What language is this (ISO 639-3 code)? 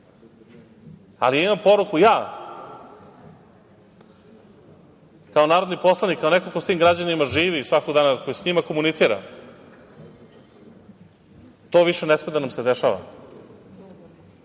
srp